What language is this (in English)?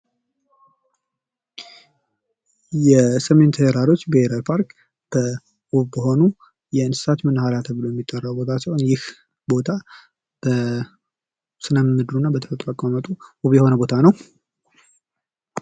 Amharic